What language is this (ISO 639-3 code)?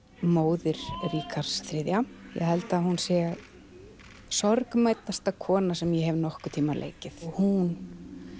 isl